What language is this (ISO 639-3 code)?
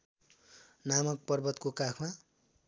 nep